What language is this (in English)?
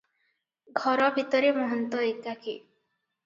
Odia